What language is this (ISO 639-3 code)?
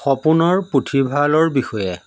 asm